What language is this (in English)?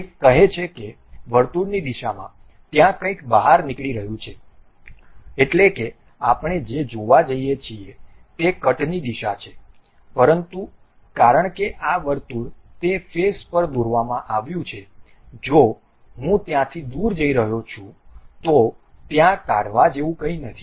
Gujarati